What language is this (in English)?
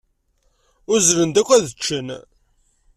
Kabyle